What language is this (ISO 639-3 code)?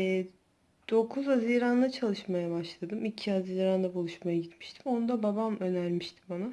tur